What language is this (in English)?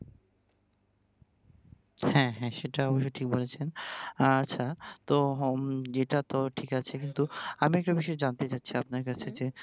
Bangla